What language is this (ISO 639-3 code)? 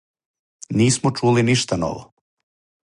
srp